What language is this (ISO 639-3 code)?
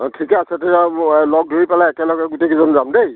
asm